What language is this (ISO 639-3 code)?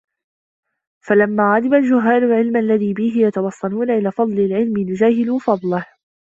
ara